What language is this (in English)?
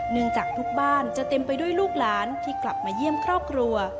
Thai